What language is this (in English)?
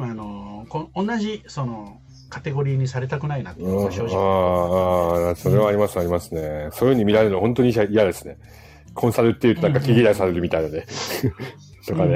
Japanese